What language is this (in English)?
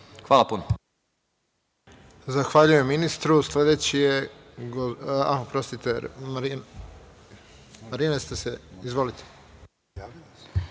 Serbian